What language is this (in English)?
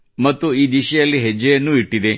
Kannada